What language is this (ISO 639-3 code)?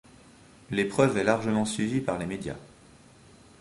fra